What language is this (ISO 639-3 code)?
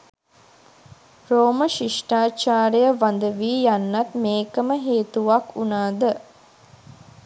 sin